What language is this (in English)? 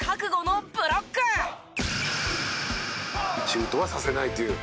Japanese